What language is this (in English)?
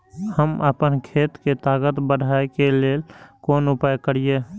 Maithili